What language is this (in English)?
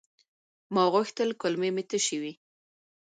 Pashto